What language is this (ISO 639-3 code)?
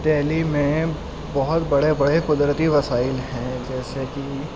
urd